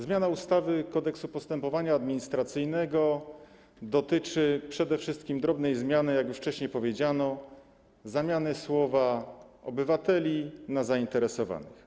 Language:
Polish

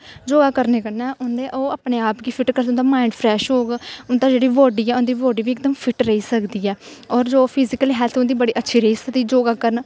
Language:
Dogri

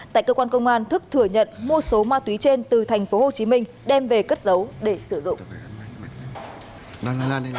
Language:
Vietnamese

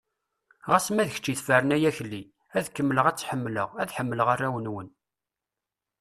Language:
Kabyle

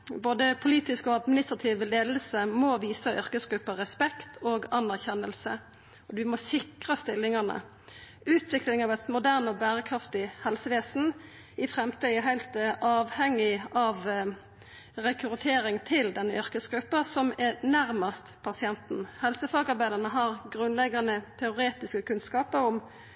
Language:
Norwegian Nynorsk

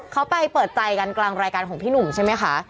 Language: Thai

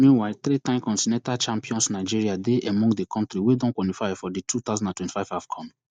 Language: Nigerian Pidgin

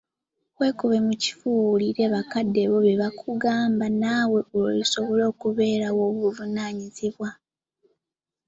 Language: Ganda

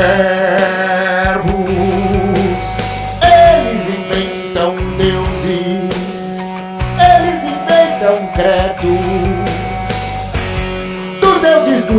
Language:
Portuguese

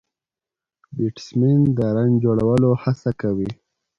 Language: Pashto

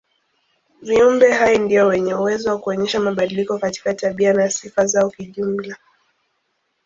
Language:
Swahili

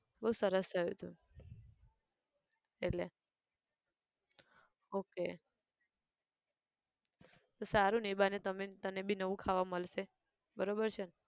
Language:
Gujarati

